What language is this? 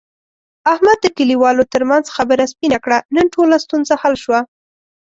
Pashto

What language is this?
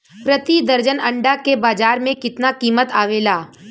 Bhojpuri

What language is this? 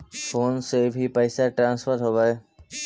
Magahi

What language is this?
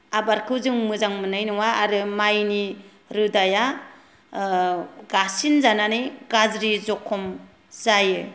Bodo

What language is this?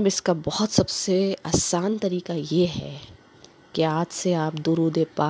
Urdu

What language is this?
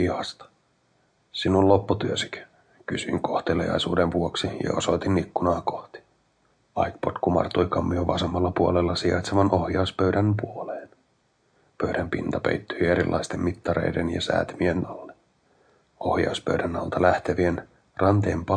Finnish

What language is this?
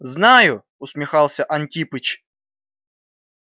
Russian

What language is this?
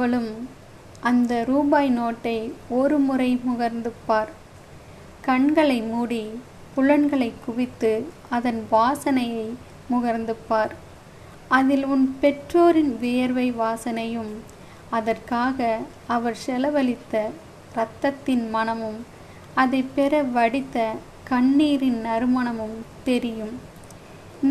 Tamil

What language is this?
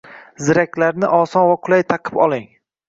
Uzbek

